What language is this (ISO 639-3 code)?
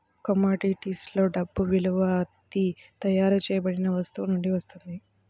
tel